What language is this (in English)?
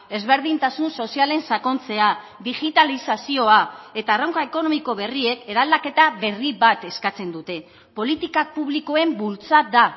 Basque